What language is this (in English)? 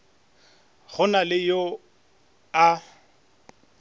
Northern Sotho